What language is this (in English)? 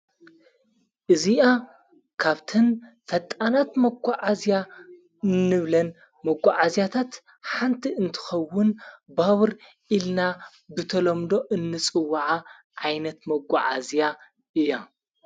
Tigrinya